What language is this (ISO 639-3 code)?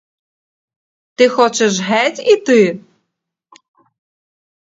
ukr